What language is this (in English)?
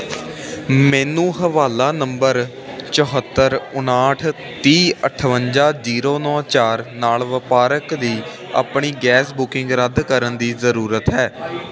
Punjabi